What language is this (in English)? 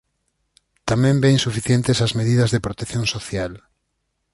Galician